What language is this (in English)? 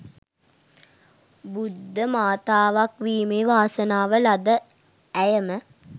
Sinhala